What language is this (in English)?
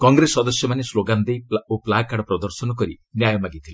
Odia